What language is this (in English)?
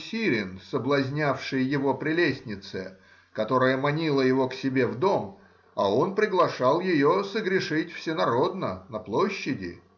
Russian